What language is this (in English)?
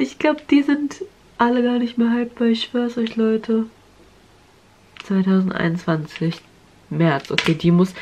German